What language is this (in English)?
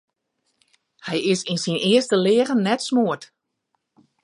Western Frisian